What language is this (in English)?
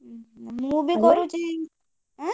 Odia